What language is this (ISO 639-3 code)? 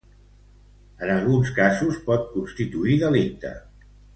cat